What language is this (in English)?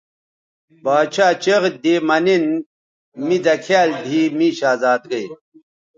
Bateri